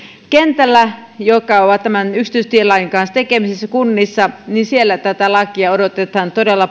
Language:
Finnish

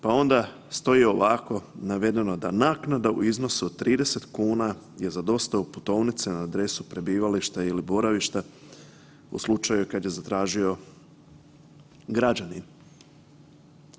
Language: Croatian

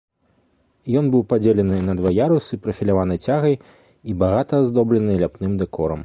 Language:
Belarusian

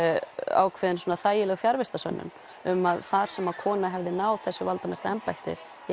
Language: Icelandic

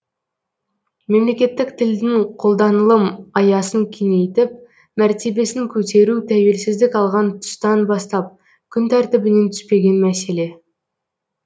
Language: Kazakh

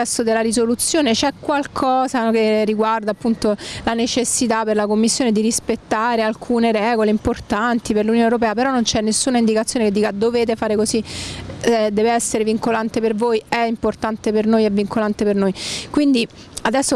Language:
Italian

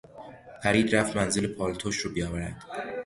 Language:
Persian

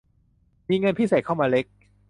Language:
Thai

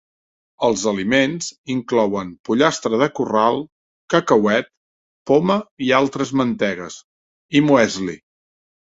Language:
Catalan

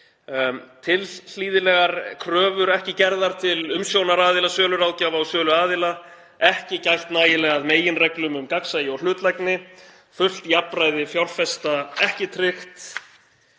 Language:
Icelandic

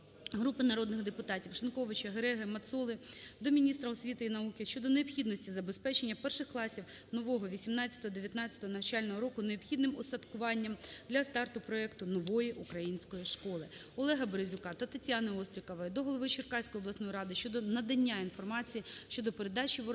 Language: Ukrainian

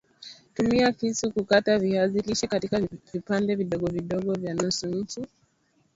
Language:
Swahili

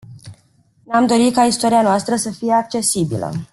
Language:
Romanian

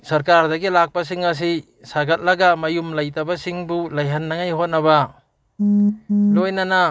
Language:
Manipuri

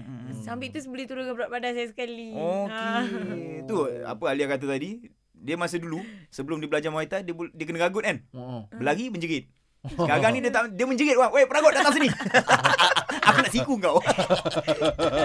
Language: Malay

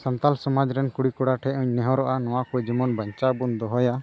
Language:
Santali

